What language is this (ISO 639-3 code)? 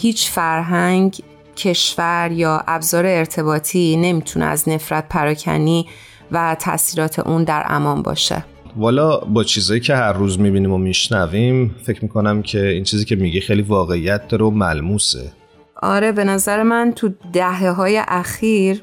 fas